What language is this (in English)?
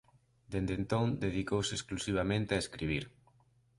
Galician